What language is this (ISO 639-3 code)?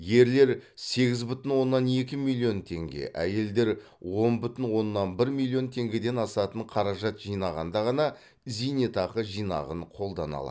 kaz